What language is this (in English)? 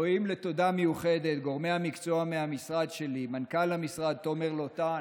Hebrew